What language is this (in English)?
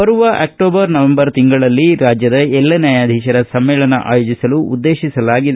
Kannada